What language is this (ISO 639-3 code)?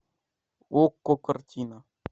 rus